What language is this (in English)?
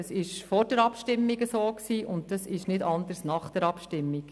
Swiss German